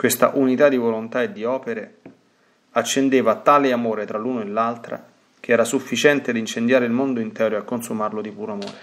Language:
Italian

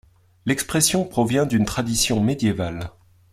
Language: French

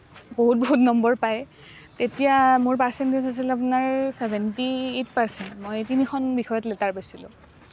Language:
Assamese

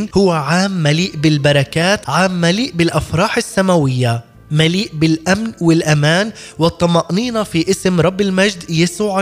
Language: Arabic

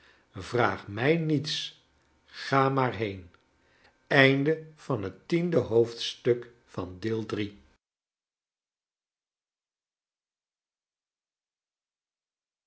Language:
Dutch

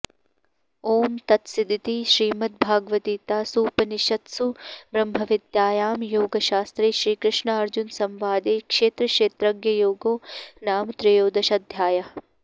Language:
Sanskrit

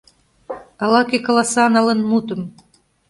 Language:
Mari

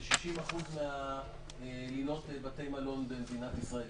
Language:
Hebrew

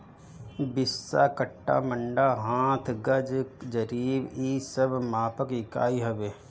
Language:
Bhojpuri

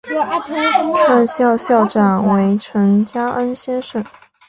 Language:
Chinese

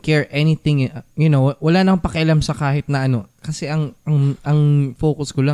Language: Filipino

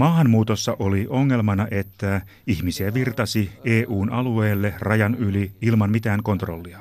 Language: Finnish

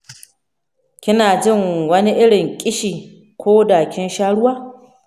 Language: Hausa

